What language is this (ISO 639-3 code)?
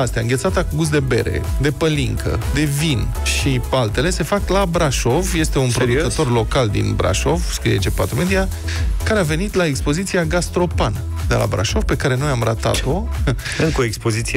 ron